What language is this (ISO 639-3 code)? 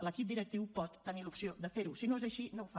cat